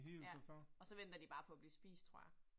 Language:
Danish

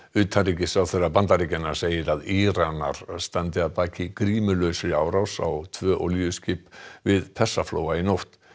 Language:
Icelandic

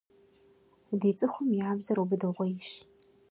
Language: Kabardian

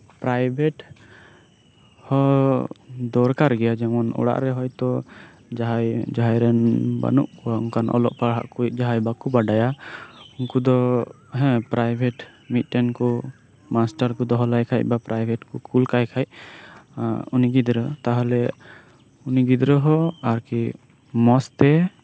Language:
Santali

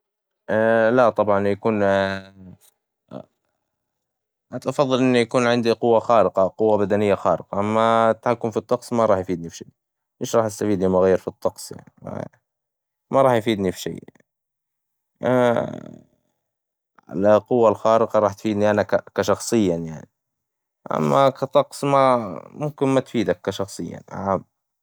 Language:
Hijazi Arabic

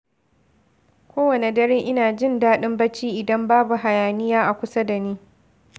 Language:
Hausa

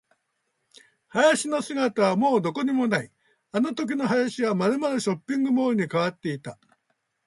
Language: Japanese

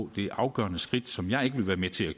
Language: Danish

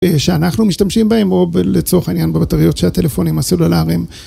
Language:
Hebrew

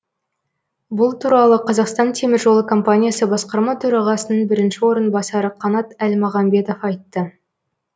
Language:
Kazakh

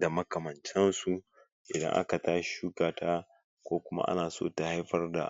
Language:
Hausa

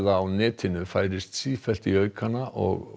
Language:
Icelandic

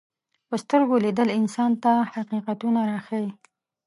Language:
Pashto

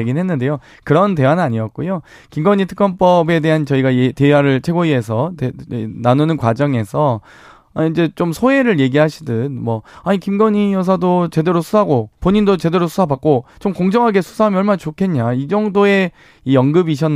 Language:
Korean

